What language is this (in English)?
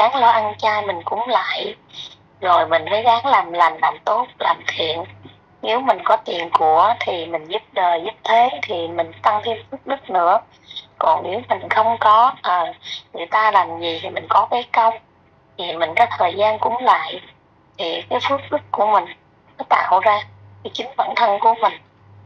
Vietnamese